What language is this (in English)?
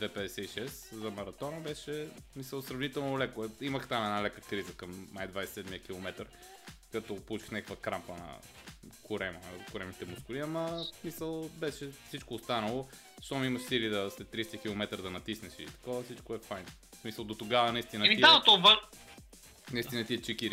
Bulgarian